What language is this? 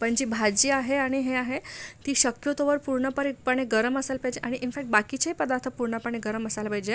Marathi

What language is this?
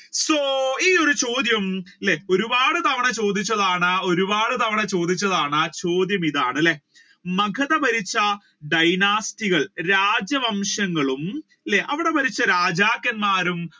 Malayalam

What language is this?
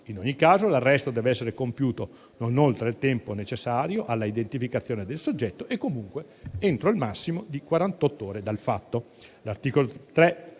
Italian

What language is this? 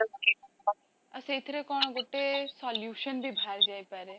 Odia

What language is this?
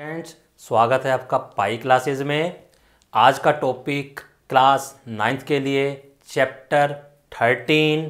Hindi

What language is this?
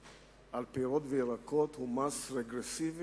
Hebrew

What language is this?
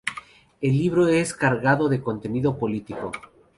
Spanish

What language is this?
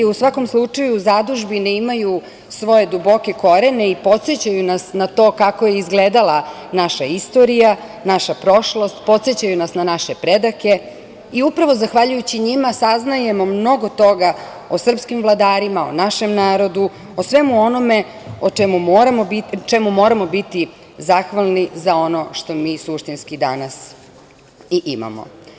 Serbian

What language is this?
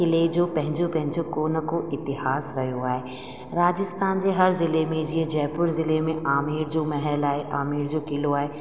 Sindhi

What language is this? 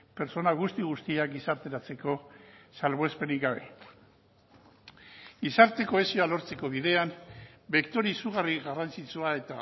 Basque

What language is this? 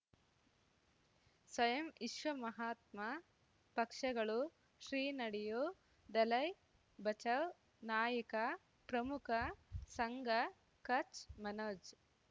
Kannada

